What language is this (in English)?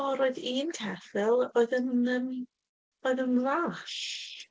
Welsh